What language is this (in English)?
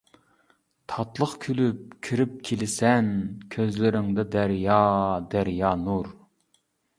Uyghur